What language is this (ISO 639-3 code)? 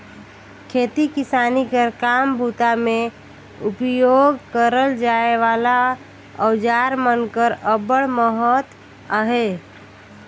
hne